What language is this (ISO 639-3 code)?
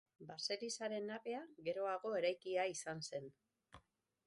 eus